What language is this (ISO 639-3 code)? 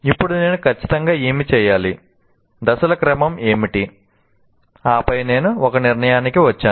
tel